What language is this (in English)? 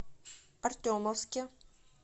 Russian